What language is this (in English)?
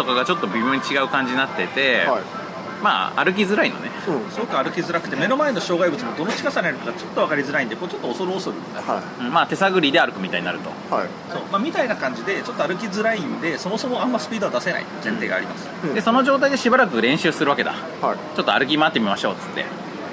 Japanese